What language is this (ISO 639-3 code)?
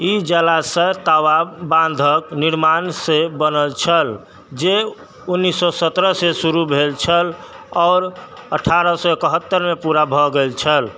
mai